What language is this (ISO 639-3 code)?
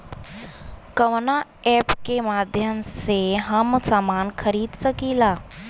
bho